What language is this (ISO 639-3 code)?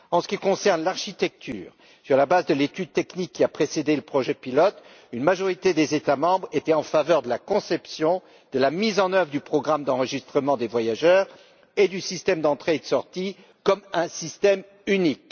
fra